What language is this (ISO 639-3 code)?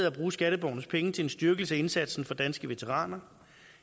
dan